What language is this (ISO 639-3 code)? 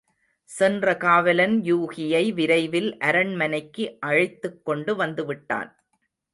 tam